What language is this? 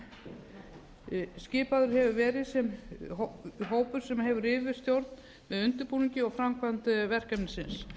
Icelandic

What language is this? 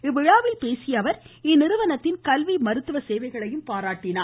Tamil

